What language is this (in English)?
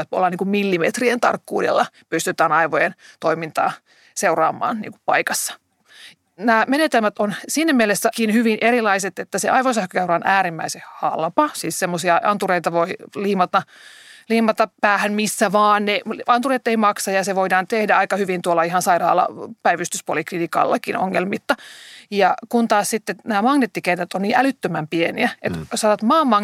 Finnish